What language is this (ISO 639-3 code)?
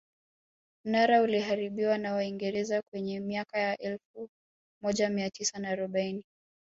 swa